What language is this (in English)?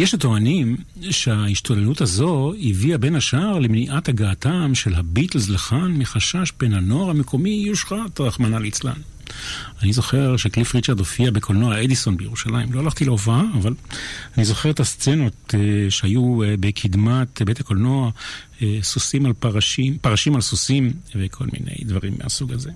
Hebrew